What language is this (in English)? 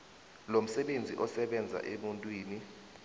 South Ndebele